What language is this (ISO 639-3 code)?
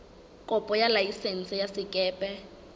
sot